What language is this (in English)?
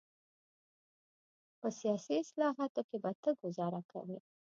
Pashto